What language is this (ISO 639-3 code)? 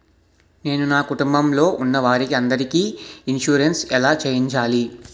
tel